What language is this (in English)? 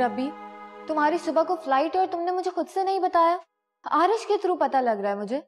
Hindi